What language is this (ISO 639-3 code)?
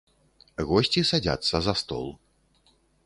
bel